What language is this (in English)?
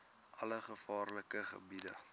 Afrikaans